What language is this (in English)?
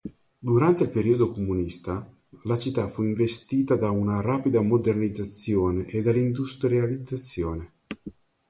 Italian